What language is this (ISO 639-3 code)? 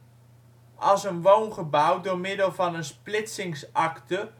nld